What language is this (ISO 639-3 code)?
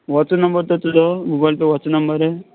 kok